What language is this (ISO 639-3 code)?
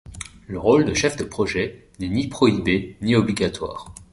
fra